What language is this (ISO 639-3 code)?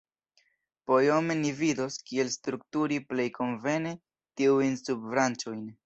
epo